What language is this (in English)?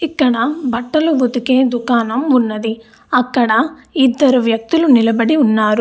Telugu